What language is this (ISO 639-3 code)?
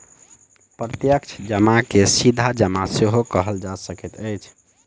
mai